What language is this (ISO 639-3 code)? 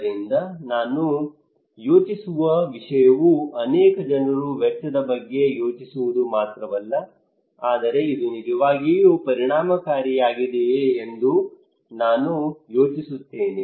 kan